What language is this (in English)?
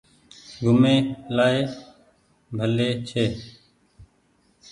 Goaria